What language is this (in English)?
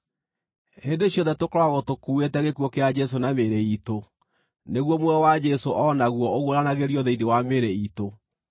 Kikuyu